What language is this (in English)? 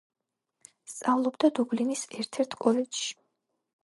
Georgian